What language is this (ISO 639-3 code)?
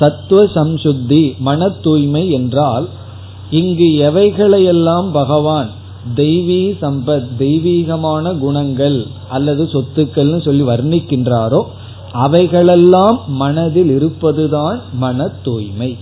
tam